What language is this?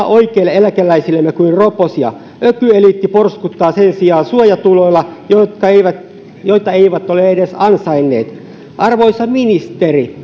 Finnish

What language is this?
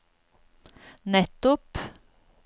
Norwegian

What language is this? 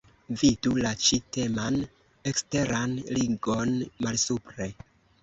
Esperanto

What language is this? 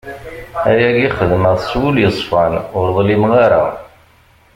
Kabyle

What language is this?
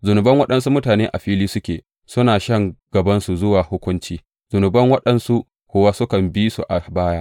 Hausa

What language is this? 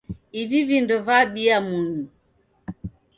Taita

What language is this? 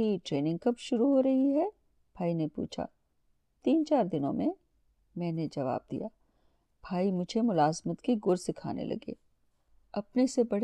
Urdu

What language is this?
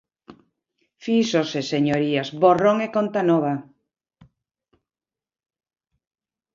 Galician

